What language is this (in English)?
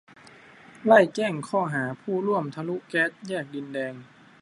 Thai